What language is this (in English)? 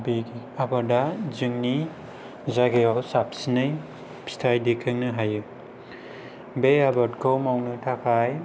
Bodo